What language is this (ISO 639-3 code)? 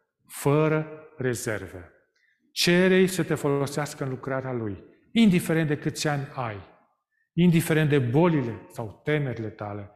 ron